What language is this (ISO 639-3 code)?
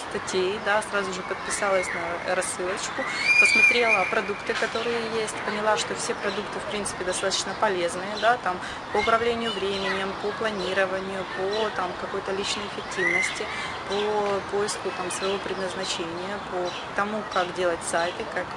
rus